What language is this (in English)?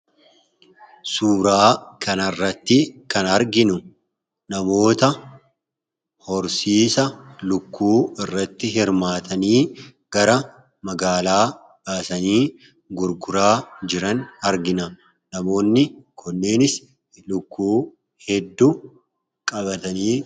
Oromo